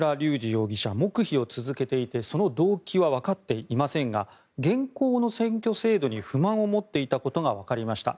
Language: Japanese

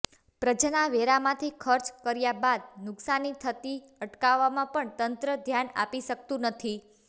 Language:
Gujarati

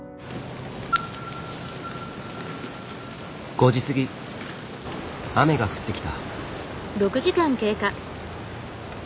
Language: Japanese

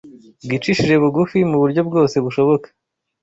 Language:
Kinyarwanda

